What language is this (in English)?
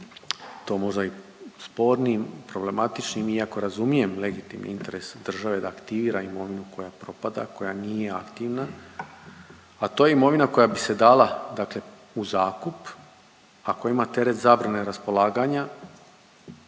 Croatian